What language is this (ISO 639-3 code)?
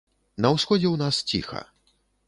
bel